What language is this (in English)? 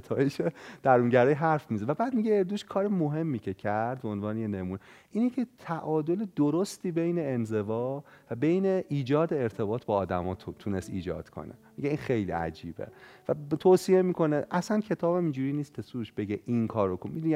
Persian